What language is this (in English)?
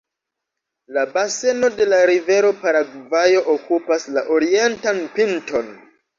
Esperanto